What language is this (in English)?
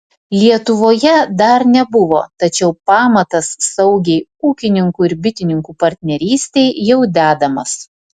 Lithuanian